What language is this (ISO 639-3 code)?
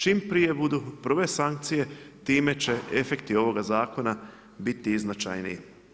hrv